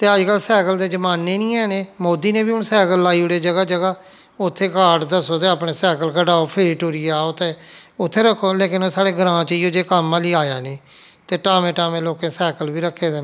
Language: Dogri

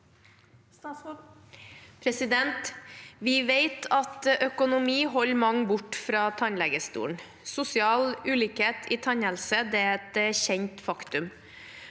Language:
Norwegian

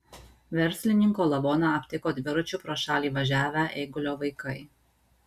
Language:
Lithuanian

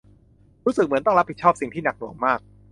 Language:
Thai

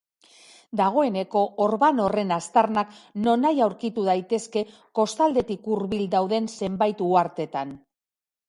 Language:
Basque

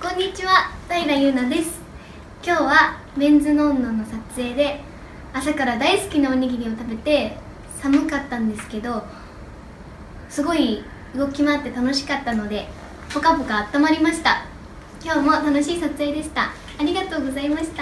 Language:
Japanese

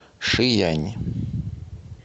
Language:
Russian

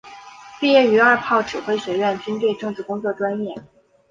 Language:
Chinese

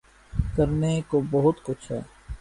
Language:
Urdu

